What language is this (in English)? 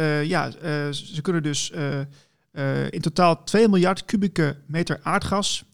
Dutch